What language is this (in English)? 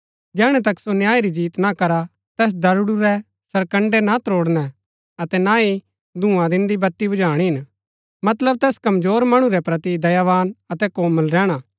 Gaddi